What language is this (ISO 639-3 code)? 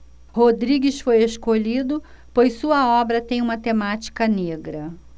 por